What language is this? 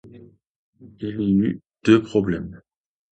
French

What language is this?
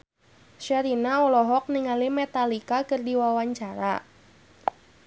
Sundanese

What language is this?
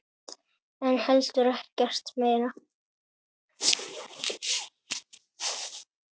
Icelandic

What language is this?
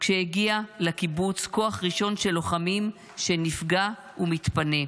Hebrew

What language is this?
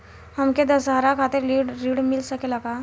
Bhojpuri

